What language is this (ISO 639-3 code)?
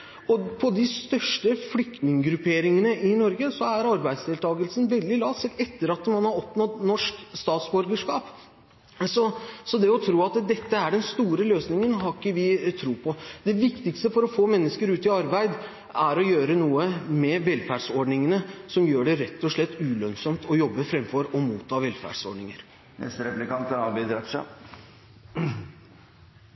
nob